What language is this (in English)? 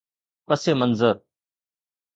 Sindhi